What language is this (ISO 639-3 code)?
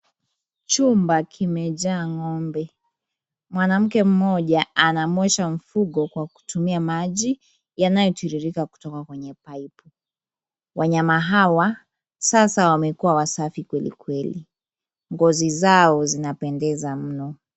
swa